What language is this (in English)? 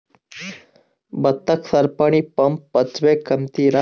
Kannada